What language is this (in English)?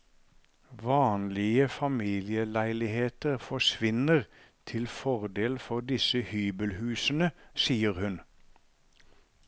Norwegian